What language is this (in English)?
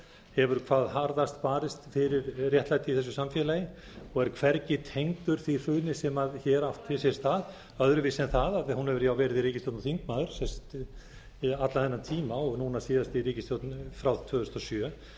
Icelandic